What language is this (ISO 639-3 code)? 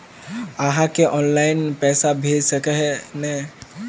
mag